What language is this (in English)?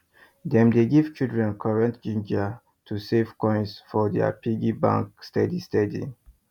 Nigerian Pidgin